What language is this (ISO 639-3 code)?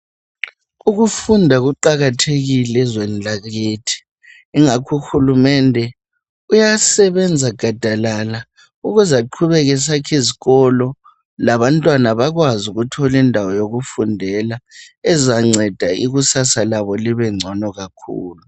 nde